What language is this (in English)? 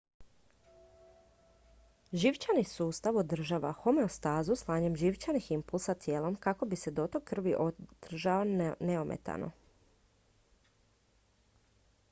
Croatian